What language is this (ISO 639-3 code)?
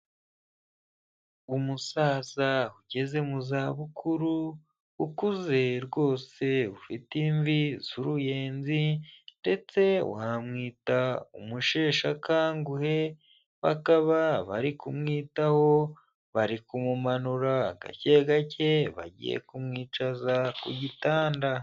kin